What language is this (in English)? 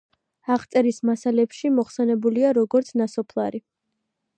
Georgian